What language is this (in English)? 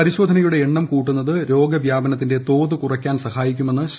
Malayalam